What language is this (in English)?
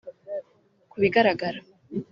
Kinyarwanda